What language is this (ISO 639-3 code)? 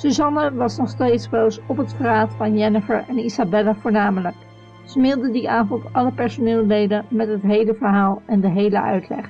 nld